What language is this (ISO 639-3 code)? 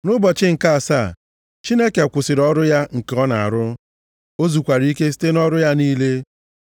ibo